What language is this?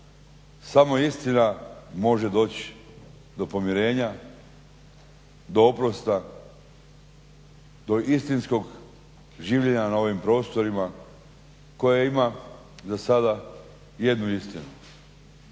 Croatian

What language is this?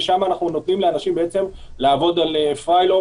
Hebrew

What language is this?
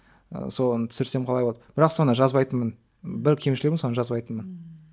Kazakh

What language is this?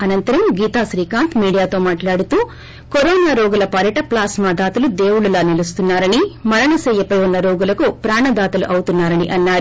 Telugu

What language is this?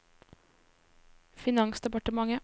Norwegian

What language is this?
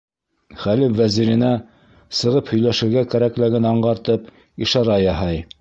Bashkir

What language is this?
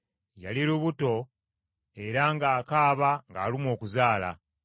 Ganda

